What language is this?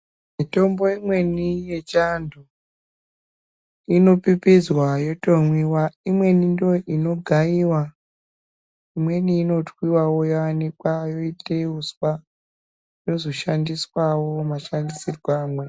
Ndau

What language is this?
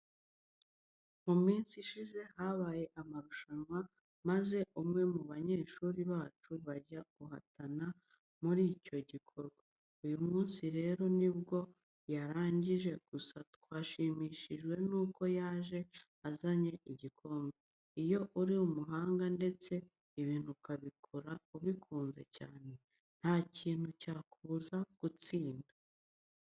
Kinyarwanda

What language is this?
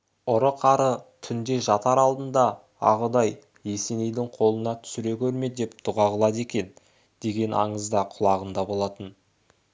Kazakh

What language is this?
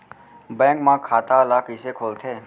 Chhattisgarhi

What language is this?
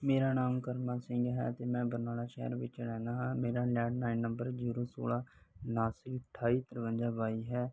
Punjabi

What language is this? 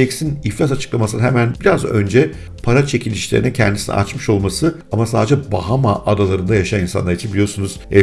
Turkish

